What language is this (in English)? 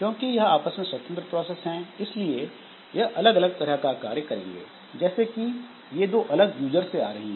Hindi